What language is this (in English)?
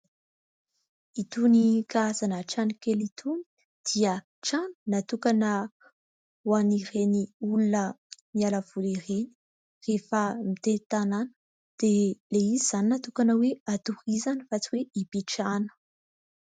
Malagasy